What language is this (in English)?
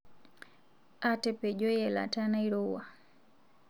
Masai